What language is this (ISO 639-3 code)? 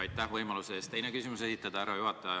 est